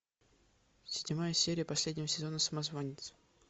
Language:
Russian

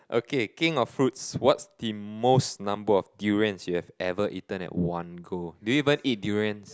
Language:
English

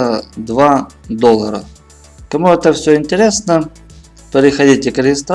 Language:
Russian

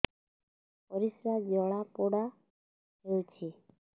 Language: Odia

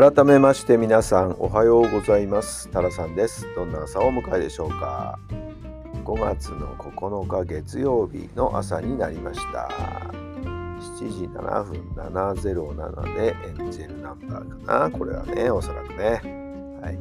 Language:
Japanese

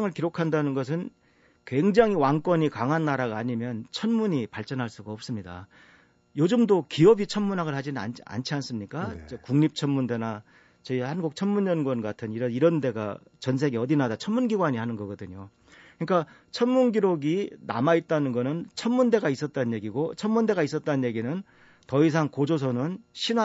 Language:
Korean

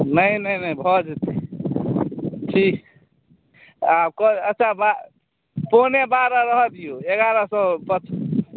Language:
Maithili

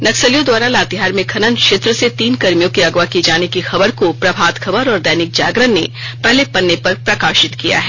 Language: Hindi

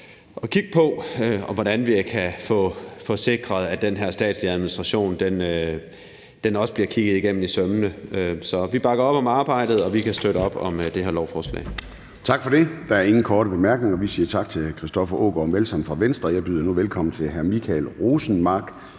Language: Danish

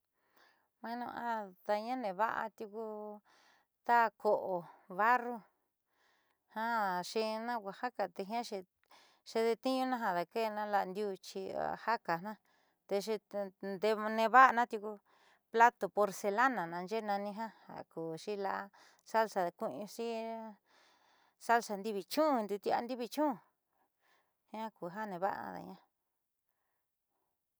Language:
Southeastern Nochixtlán Mixtec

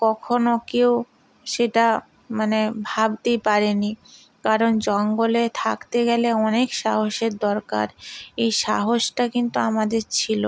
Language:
Bangla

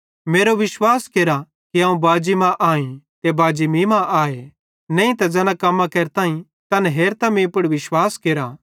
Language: Bhadrawahi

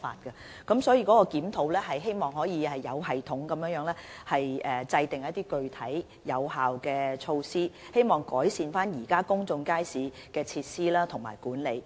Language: Cantonese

